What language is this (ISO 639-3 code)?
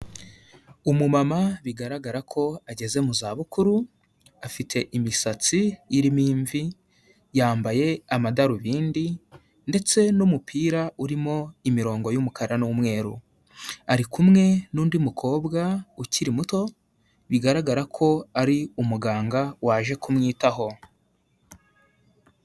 kin